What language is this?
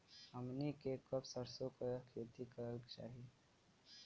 Bhojpuri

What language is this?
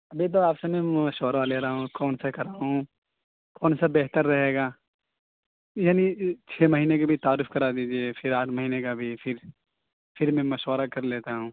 Urdu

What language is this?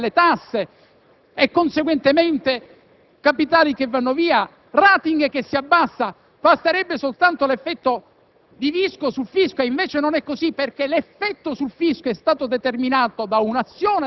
Italian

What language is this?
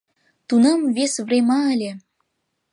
Mari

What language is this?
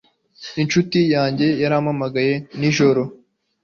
Kinyarwanda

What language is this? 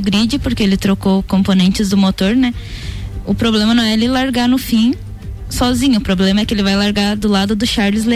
Portuguese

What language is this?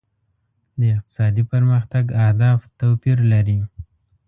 Pashto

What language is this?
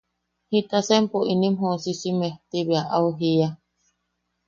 Yaqui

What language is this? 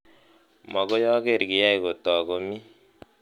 Kalenjin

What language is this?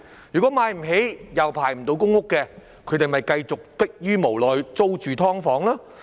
Cantonese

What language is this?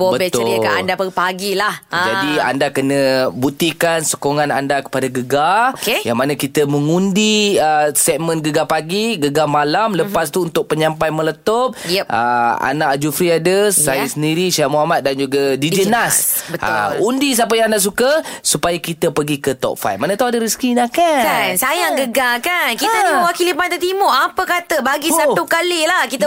Malay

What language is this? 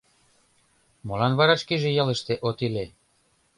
Mari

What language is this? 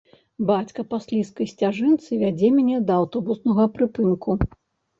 Belarusian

